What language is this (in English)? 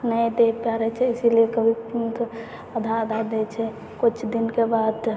Maithili